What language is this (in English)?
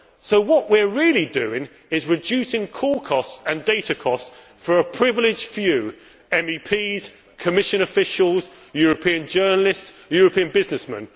English